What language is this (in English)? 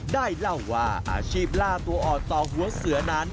Thai